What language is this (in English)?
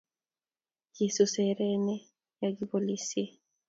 Kalenjin